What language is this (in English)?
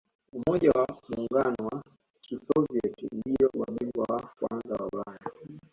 Swahili